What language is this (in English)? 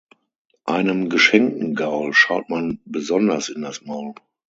German